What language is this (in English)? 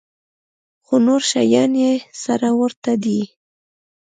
Pashto